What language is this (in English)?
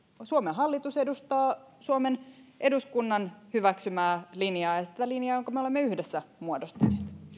Finnish